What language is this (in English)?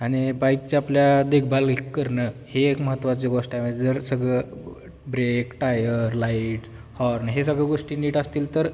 Marathi